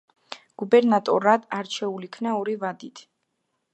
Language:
Georgian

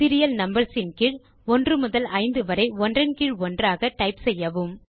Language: Tamil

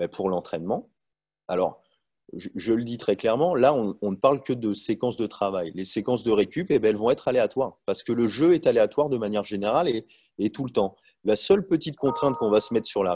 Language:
French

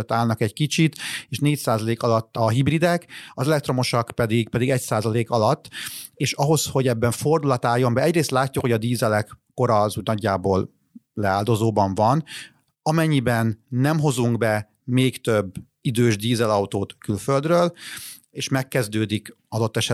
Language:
Hungarian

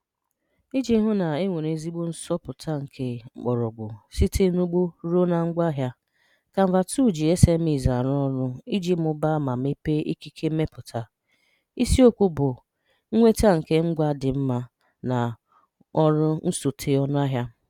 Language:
Igbo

